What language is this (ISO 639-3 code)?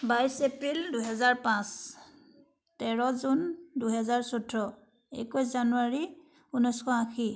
asm